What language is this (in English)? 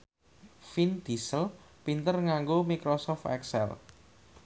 Javanese